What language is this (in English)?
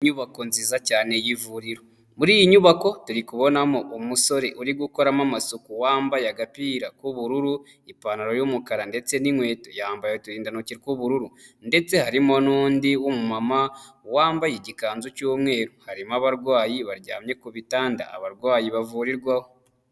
Kinyarwanda